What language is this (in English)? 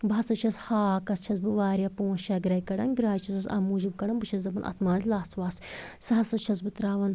Kashmiri